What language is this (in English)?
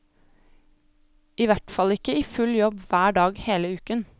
Norwegian